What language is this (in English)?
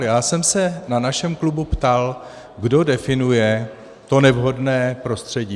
Czech